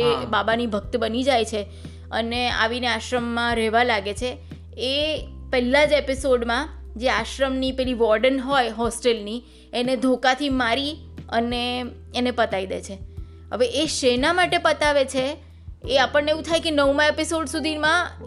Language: Gujarati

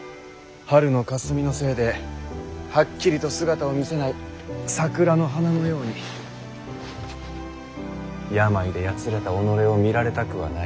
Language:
Japanese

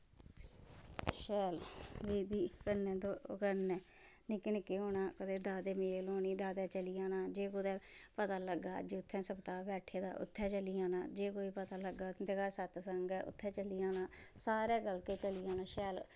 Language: Dogri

